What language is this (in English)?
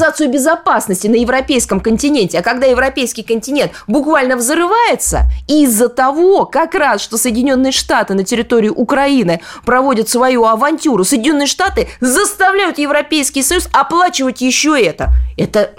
Russian